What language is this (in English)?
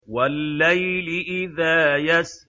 Arabic